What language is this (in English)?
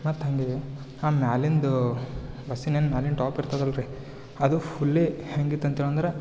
Kannada